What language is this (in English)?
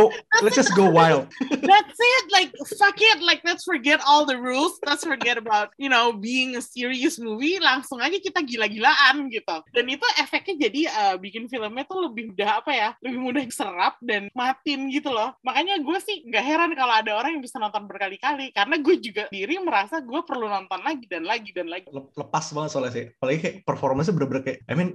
Indonesian